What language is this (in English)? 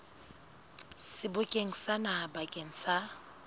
Southern Sotho